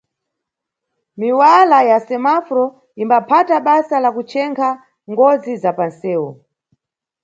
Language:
Nyungwe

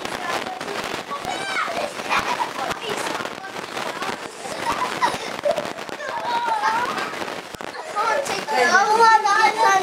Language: Japanese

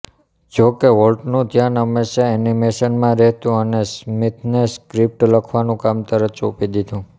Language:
Gujarati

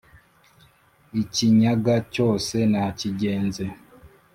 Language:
Kinyarwanda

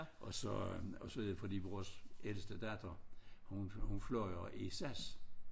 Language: Danish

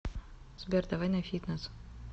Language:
Russian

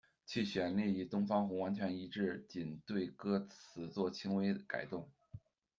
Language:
Chinese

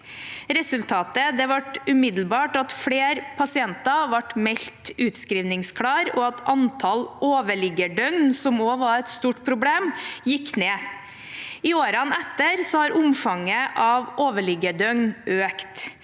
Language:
Norwegian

